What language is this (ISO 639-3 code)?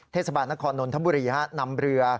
tha